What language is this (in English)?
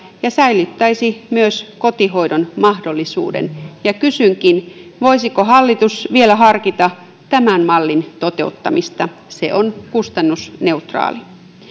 Finnish